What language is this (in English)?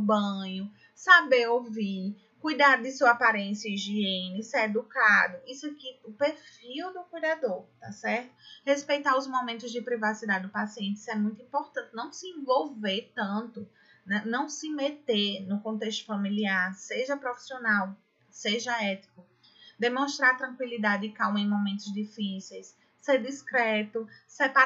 Portuguese